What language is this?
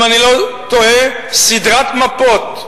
Hebrew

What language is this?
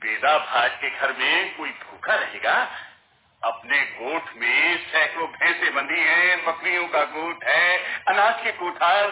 Hindi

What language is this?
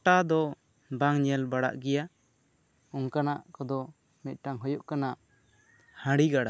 Santali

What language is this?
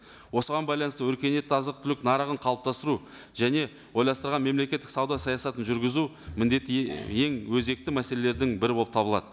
Kazakh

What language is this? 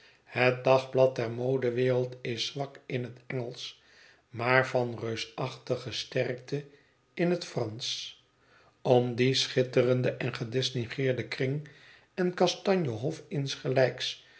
Dutch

